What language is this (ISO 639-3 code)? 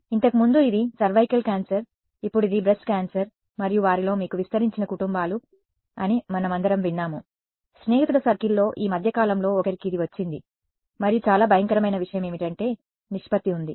tel